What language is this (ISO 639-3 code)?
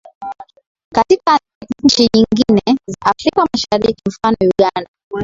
swa